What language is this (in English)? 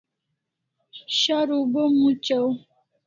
Kalasha